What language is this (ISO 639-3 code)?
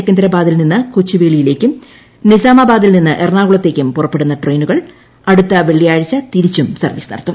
mal